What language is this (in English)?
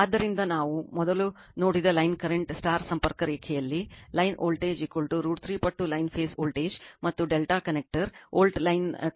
Kannada